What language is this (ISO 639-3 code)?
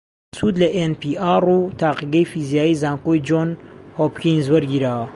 ckb